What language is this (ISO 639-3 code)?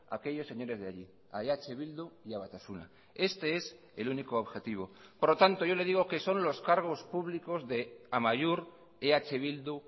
spa